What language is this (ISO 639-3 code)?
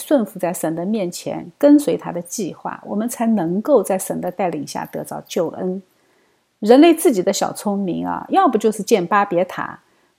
zho